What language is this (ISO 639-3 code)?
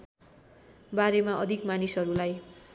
nep